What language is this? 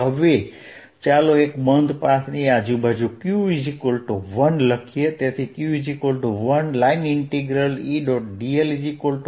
Gujarati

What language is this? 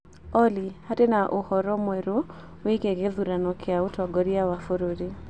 Kikuyu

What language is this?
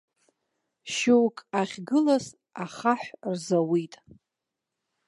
Abkhazian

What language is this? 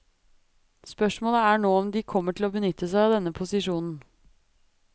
Norwegian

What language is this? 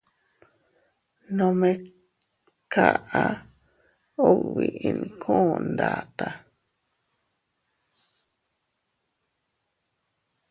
Teutila Cuicatec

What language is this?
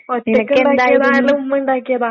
Malayalam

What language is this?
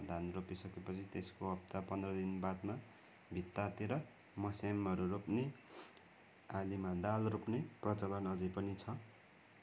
Nepali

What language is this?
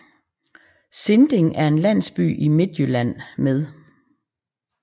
Danish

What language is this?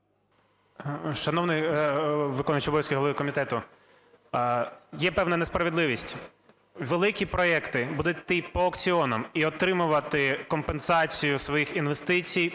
Ukrainian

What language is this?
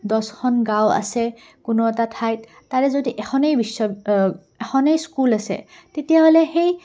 Assamese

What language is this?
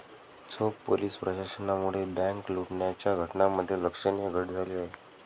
Marathi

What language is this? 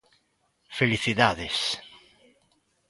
Galician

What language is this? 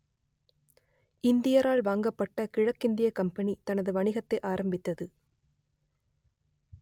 Tamil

